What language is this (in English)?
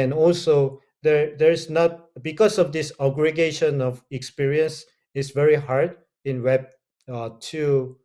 English